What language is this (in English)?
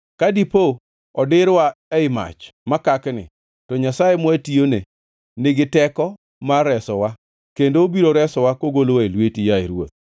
Luo (Kenya and Tanzania)